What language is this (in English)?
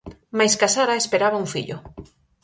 Galician